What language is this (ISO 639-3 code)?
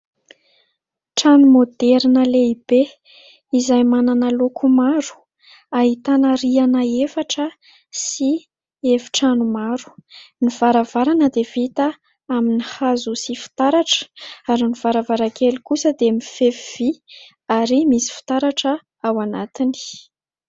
mlg